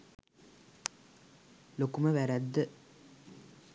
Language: Sinhala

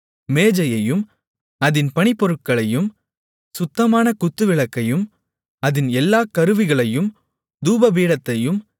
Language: Tamil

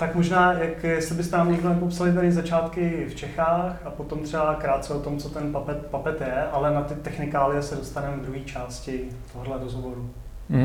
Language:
Czech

